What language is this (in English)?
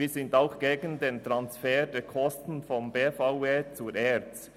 Swiss German